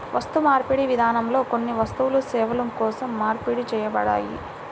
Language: Telugu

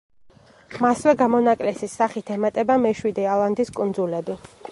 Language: Georgian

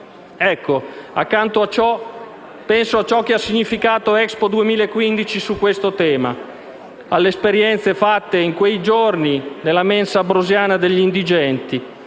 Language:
Italian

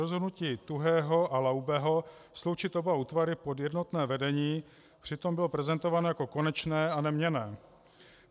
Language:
Czech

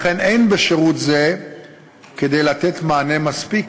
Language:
Hebrew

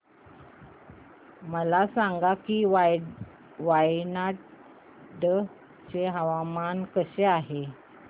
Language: Marathi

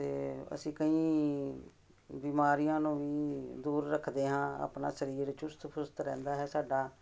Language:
Punjabi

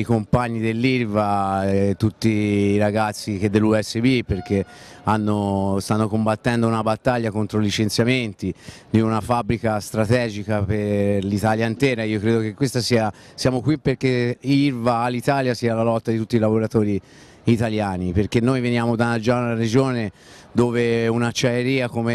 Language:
Italian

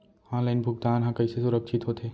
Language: Chhattisgarhi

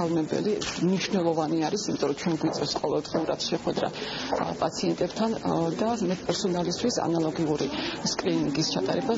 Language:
Russian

